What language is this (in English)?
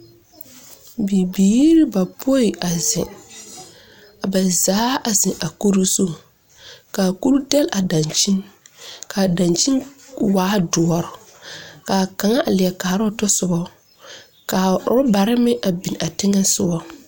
Southern Dagaare